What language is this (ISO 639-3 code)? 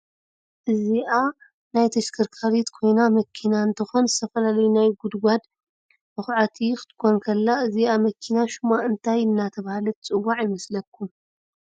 tir